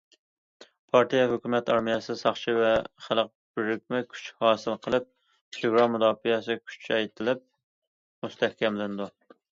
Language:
Uyghur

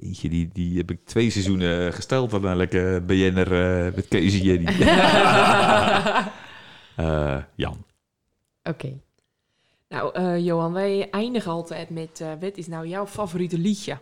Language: Dutch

